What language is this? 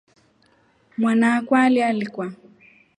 Rombo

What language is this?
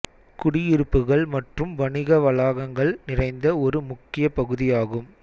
Tamil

